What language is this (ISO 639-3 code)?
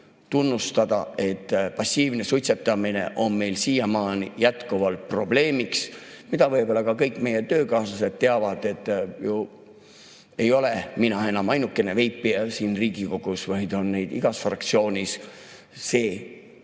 est